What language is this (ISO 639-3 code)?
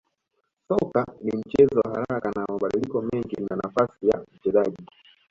swa